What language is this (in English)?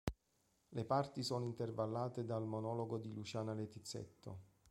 Italian